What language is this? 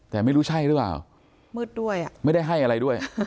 Thai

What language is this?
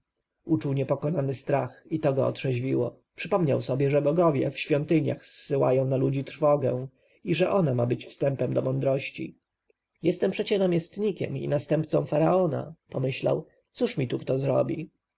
Polish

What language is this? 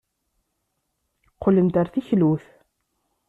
Kabyle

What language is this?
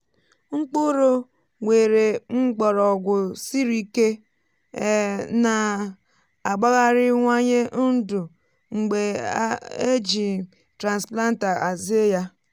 Igbo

